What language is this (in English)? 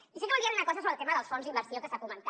Catalan